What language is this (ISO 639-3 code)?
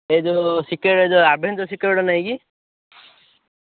ori